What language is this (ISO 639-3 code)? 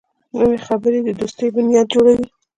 pus